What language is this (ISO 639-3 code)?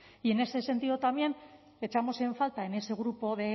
spa